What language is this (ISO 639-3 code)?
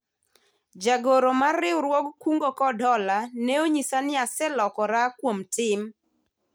luo